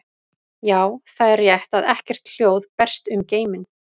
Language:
Icelandic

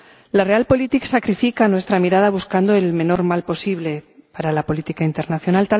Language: Spanish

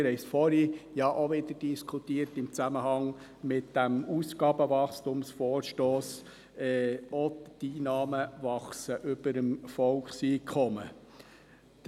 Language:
Swiss German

